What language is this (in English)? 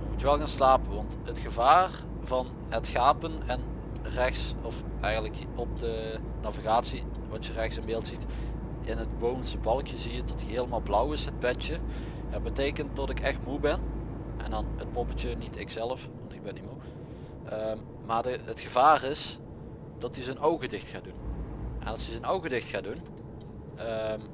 Dutch